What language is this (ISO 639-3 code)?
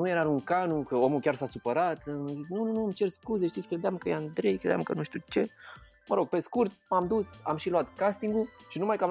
ron